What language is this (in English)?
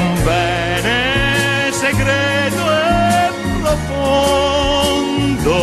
Italian